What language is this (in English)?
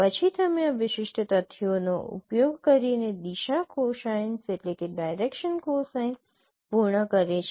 Gujarati